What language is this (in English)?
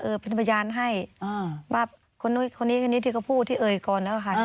Thai